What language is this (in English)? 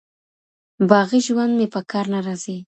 Pashto